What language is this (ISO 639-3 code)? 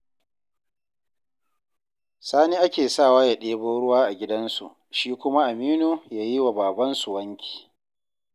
hau